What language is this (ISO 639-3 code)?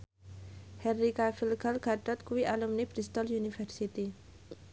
jav